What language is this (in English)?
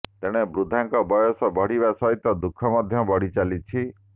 Odia